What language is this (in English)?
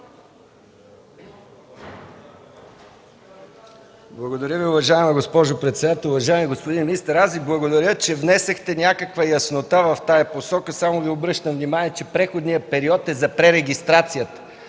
Bulgarian